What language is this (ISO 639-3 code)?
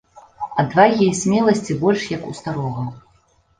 bel